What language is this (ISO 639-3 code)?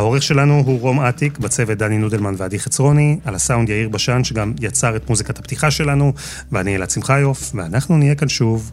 heb